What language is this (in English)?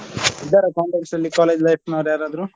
Kannada